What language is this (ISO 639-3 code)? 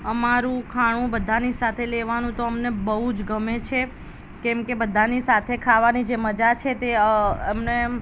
guj